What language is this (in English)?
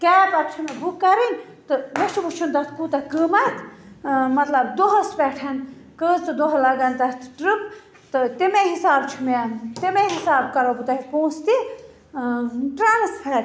Kashmiri